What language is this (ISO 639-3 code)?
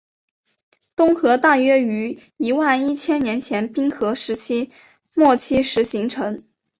zho